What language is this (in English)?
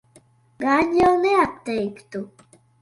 Latvian